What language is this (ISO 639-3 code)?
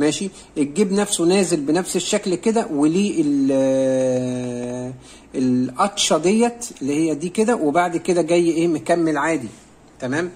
ara